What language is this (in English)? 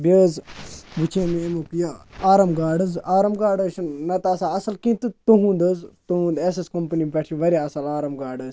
Kashmiri